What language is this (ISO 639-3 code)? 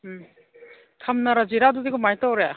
mni